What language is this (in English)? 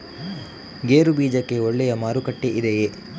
Kannada